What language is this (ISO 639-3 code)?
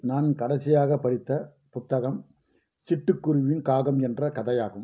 tam